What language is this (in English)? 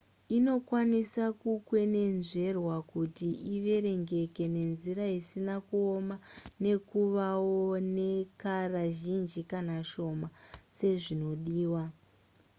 Shona